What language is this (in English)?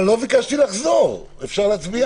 Hebrew